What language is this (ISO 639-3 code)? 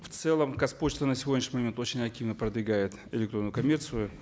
kaz